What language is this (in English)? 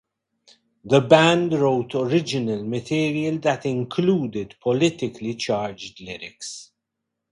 English